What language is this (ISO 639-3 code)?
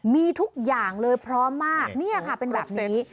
tha